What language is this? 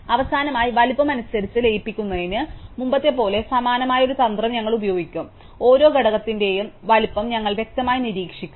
Malayalam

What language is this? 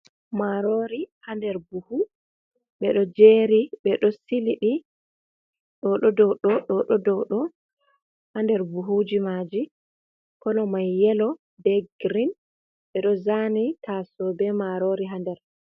Fula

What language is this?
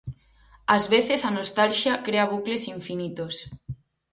Galician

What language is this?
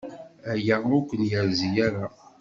Kabyle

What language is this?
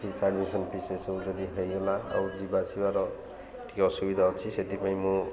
Odia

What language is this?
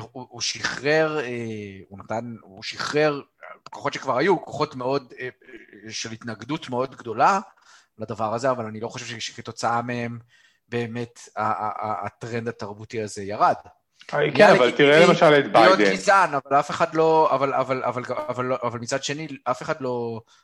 Hebrew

